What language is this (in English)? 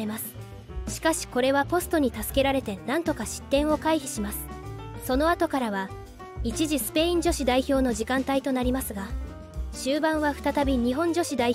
Japanese